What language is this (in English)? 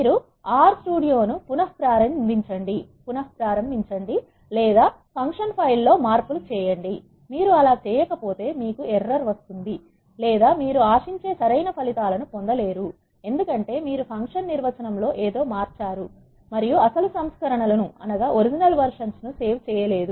Telugu